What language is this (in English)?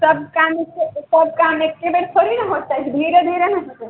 Maithili